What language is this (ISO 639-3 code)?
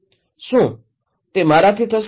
guj